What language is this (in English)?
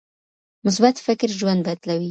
Pashto